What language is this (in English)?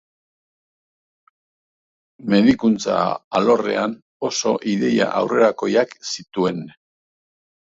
Basque